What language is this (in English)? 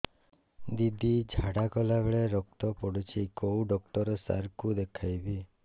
Odia